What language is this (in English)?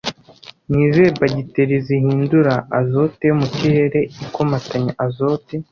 Kinyarwanda